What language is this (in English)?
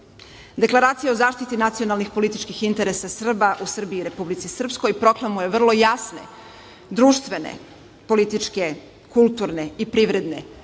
Serbian